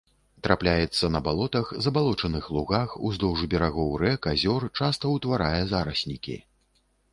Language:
Belarusian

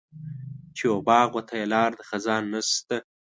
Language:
Pashto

